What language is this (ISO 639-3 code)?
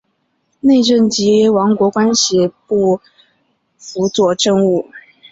zho